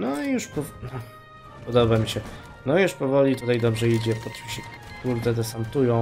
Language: Polish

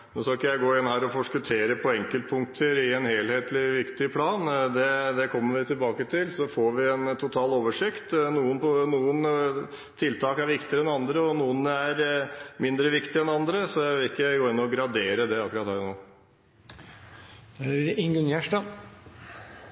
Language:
Norwegian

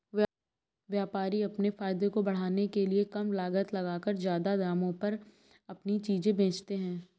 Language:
Hindi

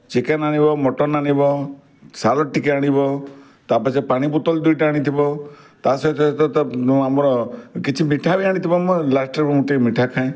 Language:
Odia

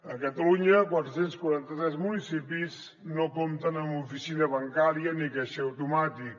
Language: Catalan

